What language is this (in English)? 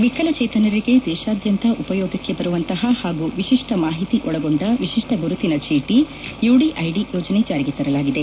Kannada